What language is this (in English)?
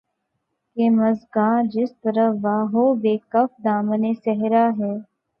Urdu